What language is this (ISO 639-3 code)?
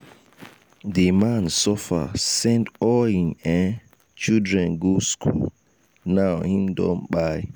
pcm